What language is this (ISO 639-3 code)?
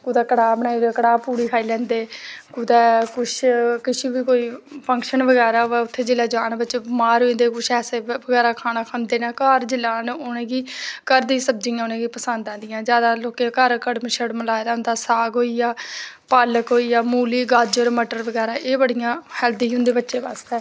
doi